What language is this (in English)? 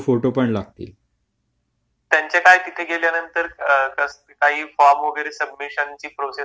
Marathi